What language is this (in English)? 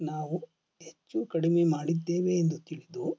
Kannada